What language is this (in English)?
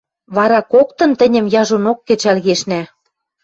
Western Mari